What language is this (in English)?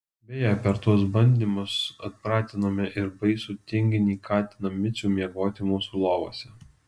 Lithuanian